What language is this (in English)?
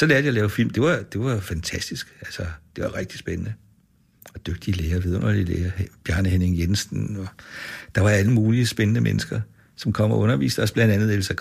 Danish